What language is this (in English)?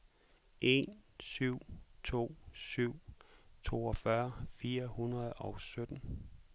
Danish